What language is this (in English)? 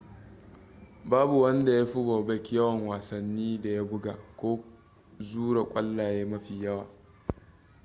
Hausa